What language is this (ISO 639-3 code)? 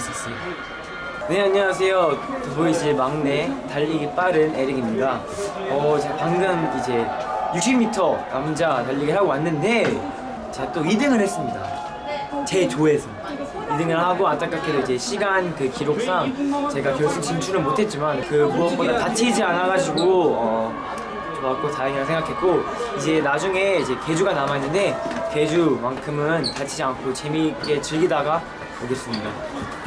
kor